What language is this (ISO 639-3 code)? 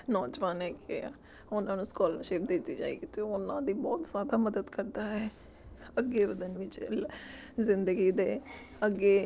pan